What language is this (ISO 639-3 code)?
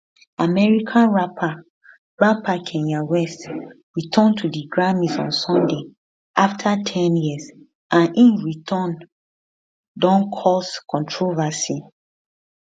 pcm